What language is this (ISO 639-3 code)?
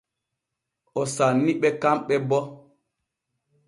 fue